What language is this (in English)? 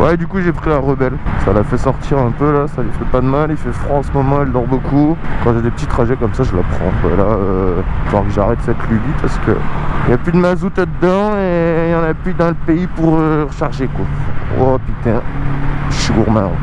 French